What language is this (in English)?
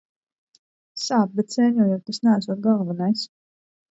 Latvian